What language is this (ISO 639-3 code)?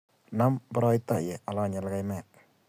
kln